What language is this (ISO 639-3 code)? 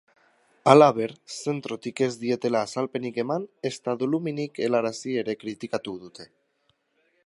eus